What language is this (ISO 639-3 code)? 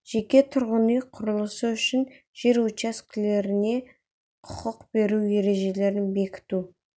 kaz